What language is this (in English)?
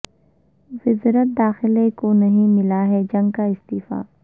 Urdu